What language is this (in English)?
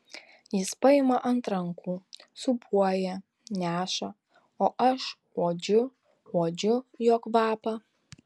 Lithuanian